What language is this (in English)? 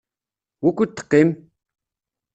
Kabyle